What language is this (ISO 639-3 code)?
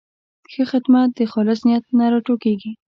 pus